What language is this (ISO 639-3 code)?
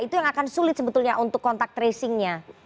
ind